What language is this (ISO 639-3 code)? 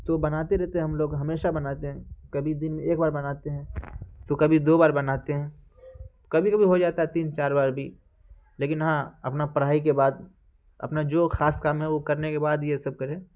urd